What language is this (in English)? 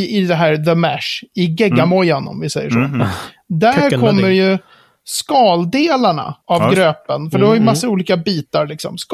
Swedish